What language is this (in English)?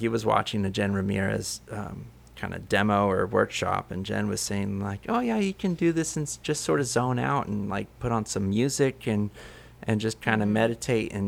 English